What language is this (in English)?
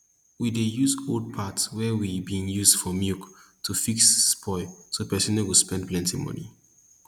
Nigerian Pidgin